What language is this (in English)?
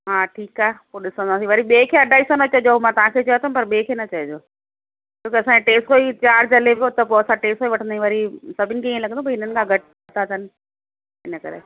Sindhi